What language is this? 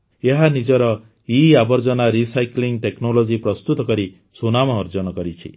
Odia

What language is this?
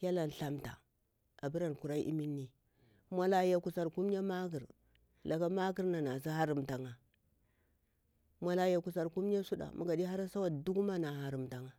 Bura-Pabir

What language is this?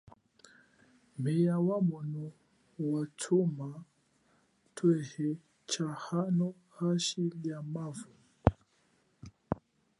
Chokwe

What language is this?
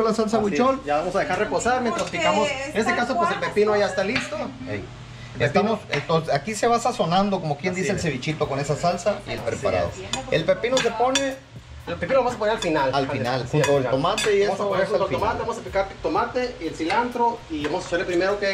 Spanish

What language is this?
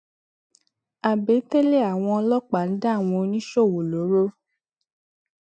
Yoruba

